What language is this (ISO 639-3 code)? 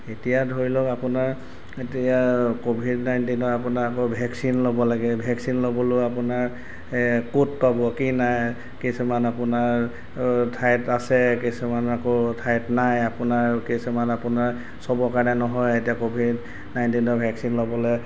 asm